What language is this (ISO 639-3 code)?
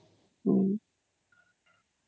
ori